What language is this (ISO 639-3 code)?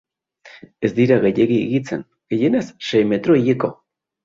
eus